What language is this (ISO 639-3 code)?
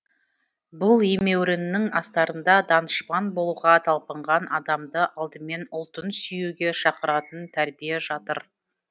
kaz